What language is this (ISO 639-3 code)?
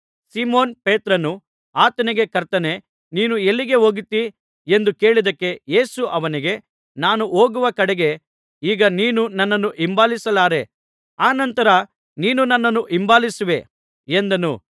kan